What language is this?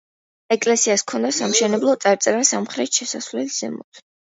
Georgian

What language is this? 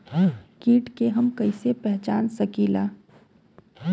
Bhojpuri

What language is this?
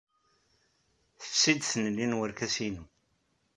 Kabyle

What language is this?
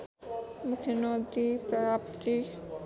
Nepali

